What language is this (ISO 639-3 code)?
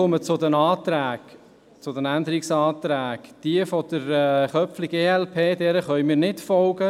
gsw